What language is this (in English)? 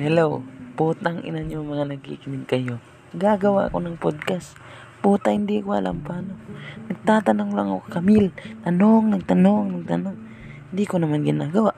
Filipino